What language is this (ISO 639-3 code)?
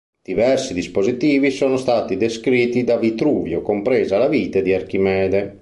ita